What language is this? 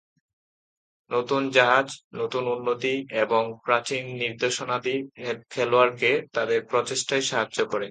Bangla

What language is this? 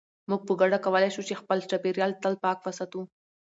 Pashto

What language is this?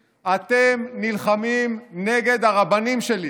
Hebrew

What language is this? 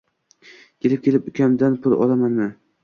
Uzbek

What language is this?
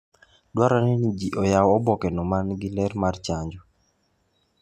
Luo (Kenya and Tanzania)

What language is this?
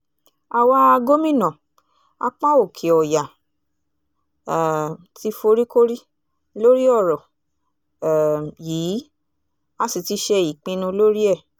Yoruba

